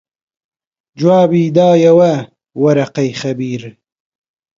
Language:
Central Kurdish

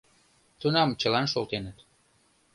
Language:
Mari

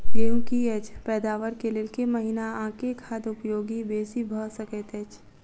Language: Maithili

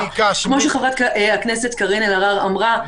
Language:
Hebrew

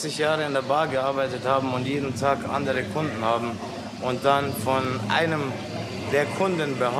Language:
German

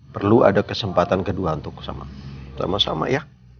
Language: Indonesian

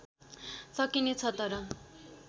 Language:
Nepali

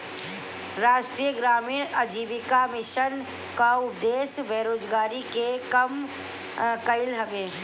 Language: Bhojpuri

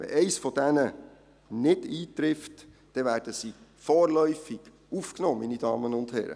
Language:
Swiss German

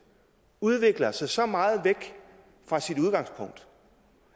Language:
Danish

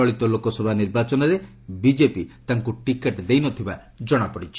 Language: Odia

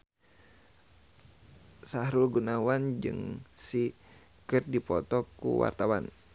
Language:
Sundanese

